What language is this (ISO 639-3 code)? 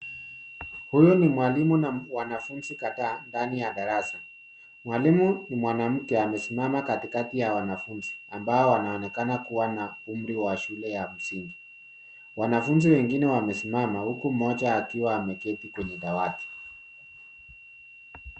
swa